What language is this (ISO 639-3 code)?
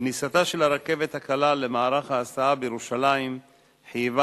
heb